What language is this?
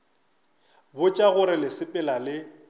Northern Sotho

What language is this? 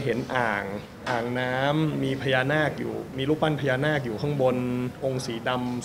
Thai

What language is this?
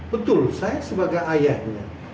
Indonesian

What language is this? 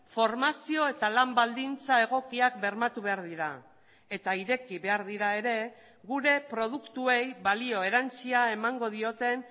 Basque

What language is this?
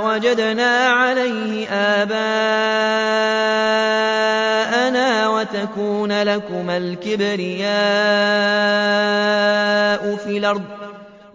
Arabic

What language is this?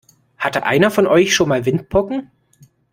German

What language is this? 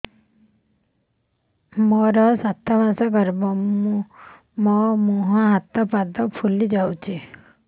Odia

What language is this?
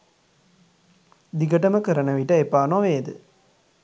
Sinhala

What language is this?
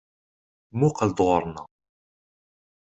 Kabyle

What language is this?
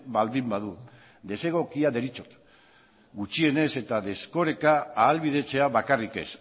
Basque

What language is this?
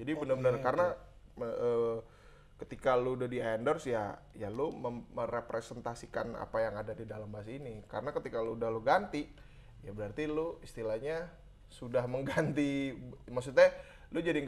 Indonesian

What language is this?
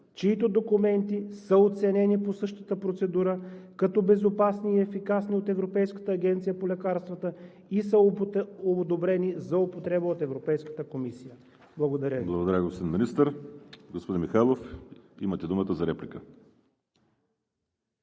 Bulgarian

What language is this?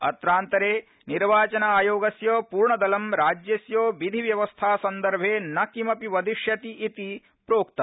Sanskrit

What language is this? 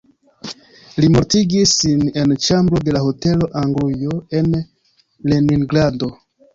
Esperanto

